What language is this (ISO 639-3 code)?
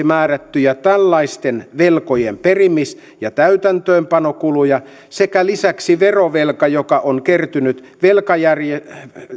fin